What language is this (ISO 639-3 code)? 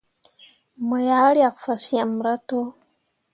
mua